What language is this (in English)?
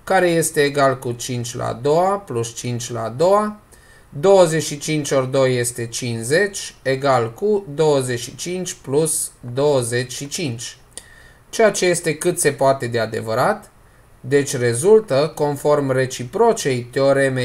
Romanian